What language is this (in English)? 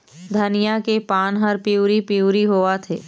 Chhattisgarhi